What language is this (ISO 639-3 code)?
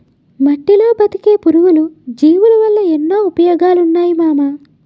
tel